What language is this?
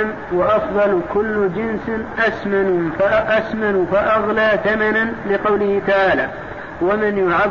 Arabic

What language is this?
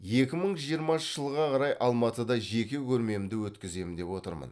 Kazakh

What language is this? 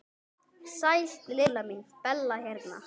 Icelandic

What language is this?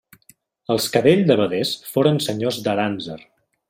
Catalan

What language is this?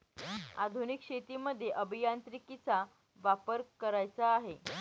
Marathi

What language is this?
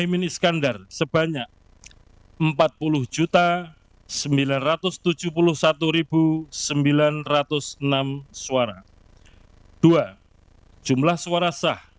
Indonesian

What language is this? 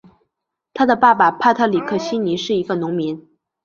Chinese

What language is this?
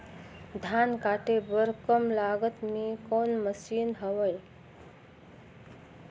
Chhattisgarhi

